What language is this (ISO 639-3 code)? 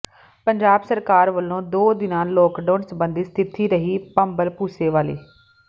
pan